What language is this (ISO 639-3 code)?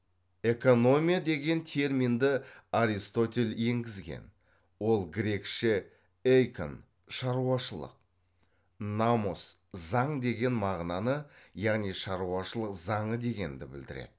kaz